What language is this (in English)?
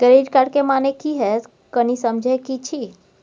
Maithili